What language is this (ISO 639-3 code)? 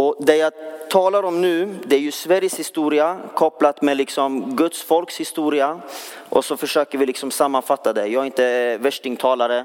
swe